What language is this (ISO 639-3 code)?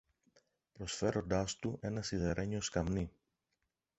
ell